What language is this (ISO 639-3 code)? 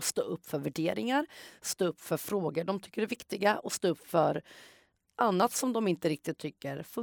swe